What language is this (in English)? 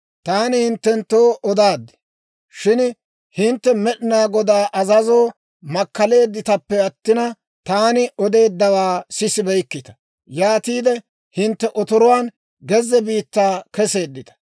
Dawro